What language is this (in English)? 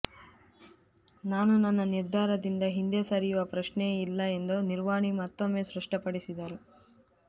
Kannada